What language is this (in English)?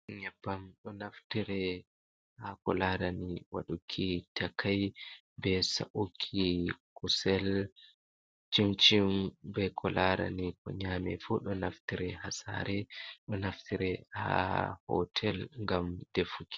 Fula